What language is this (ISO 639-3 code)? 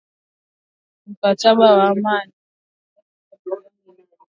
swa